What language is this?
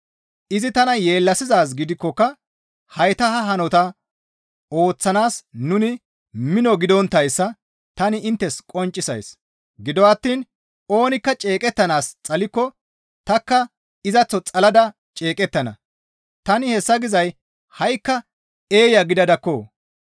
Gamo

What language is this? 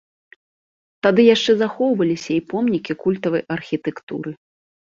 Belarusian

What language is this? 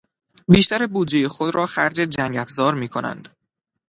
Persian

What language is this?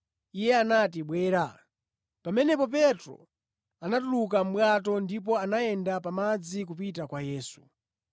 Nyanja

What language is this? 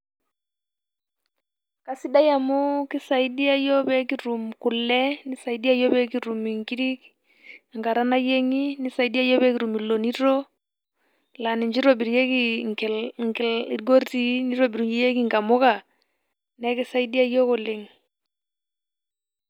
Masai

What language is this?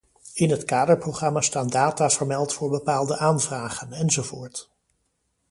Dutch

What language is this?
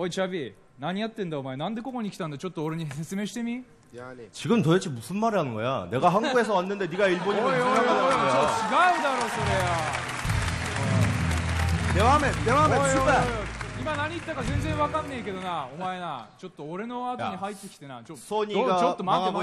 Turkish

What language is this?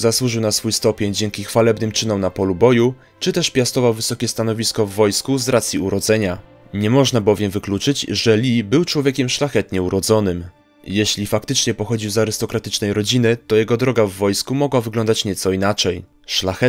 Polish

